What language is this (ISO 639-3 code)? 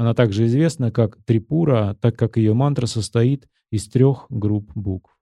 rus